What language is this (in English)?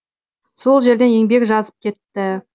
Kazakh